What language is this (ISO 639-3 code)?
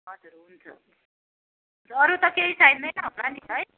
nep